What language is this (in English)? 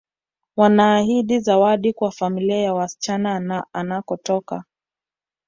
Swahili